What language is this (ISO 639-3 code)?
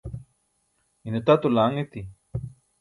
bsk